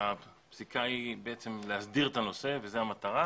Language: Hebrew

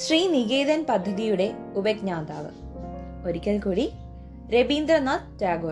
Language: Malayalam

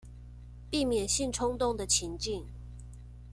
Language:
Chinese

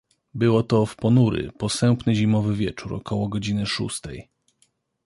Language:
Polish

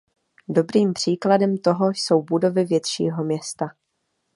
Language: Czech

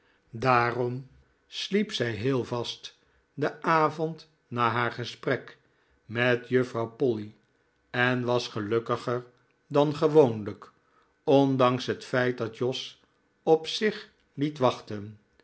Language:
Dutch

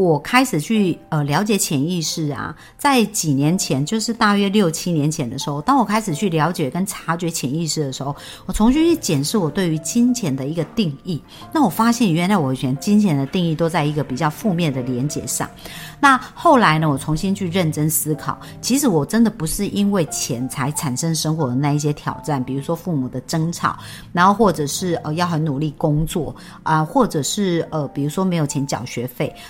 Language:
Chinese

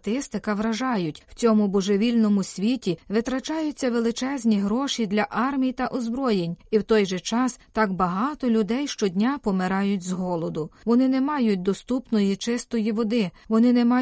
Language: Ukrainian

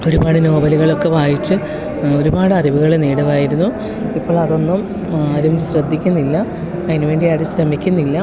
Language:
Malayalam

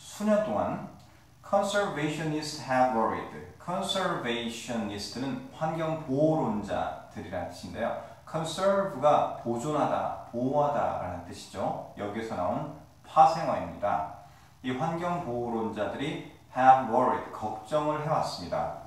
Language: Korean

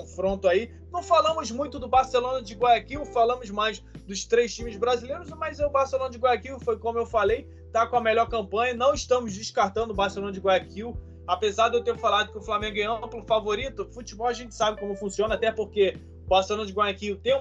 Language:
Portuguese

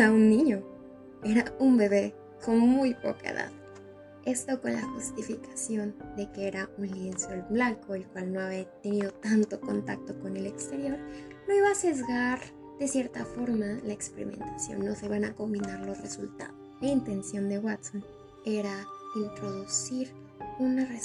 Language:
Spanish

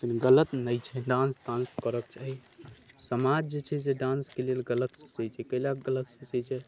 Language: Maithili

